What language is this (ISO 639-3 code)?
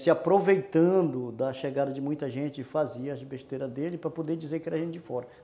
por